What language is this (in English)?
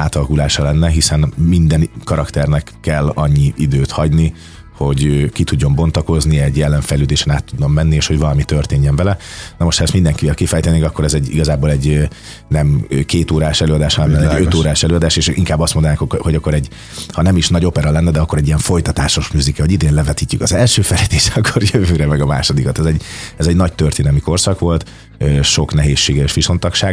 Hungarian